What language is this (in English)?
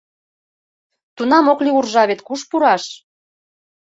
Mari